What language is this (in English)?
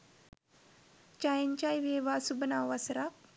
Sinhala